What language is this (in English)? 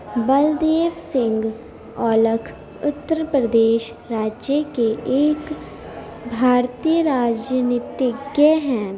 Urdu